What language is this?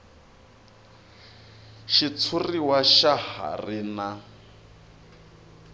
Tsonga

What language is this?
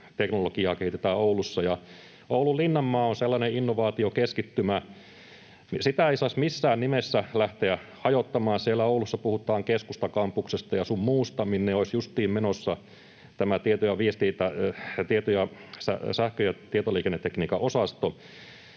Finnish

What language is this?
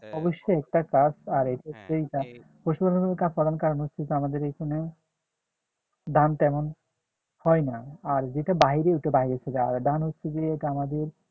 Bangla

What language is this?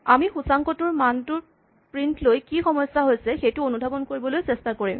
Assamese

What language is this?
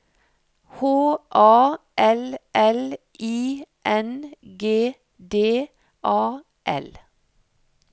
Norwegian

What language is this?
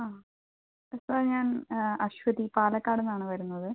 Malayalam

